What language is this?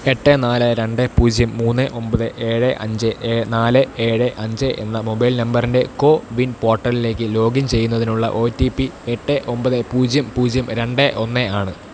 Malayalam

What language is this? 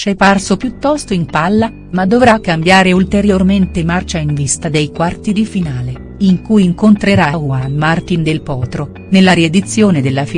Italian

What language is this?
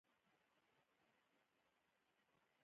Pashto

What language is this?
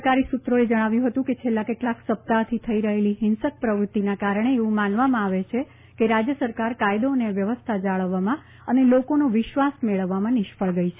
Gujarati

